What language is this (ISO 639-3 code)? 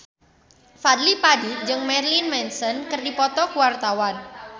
sun